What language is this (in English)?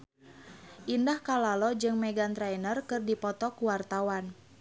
Sundanese